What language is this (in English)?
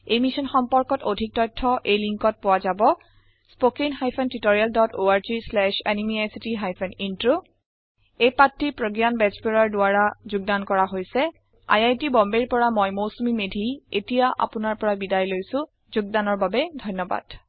Assamese